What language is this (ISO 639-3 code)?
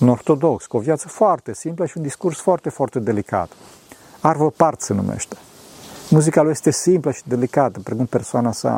ron